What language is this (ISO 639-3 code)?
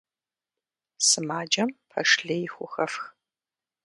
kbd